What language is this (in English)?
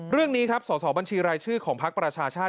Thai